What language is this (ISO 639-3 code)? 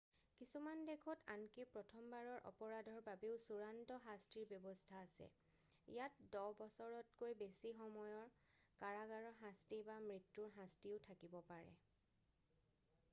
asm